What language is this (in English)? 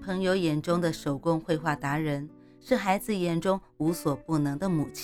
Chinese